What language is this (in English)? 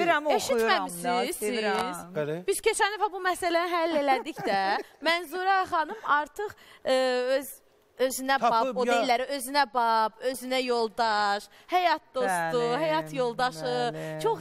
Turkish